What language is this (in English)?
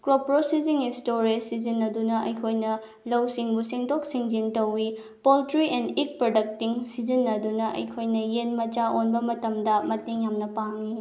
Manipuri